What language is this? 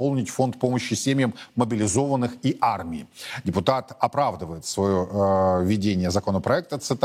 Russian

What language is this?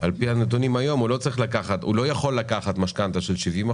Hebrew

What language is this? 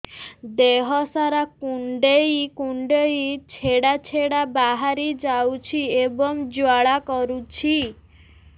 Odia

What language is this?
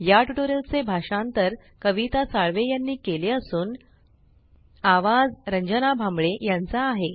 Marathi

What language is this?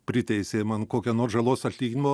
Lithuanian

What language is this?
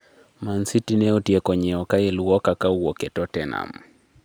Luo (Kenya and Tanzania)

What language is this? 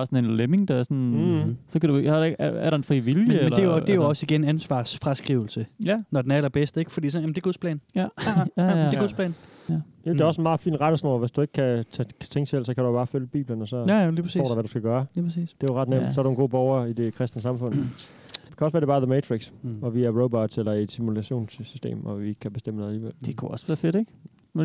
Danish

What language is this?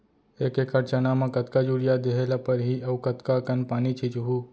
Chhattisgarhi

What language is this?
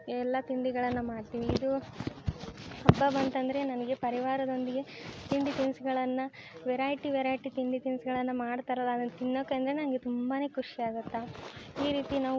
Kannada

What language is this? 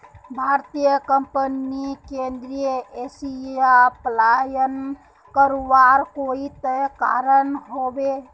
Magahi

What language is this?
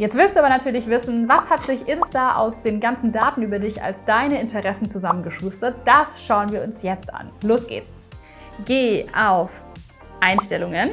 German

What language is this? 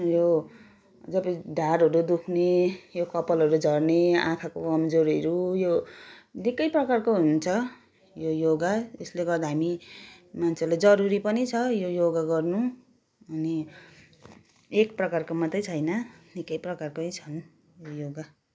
Nepali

